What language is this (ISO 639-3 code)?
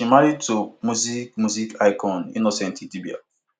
pcm